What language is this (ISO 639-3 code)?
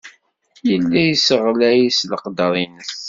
kab